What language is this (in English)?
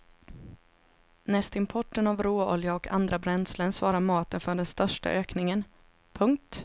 Swedish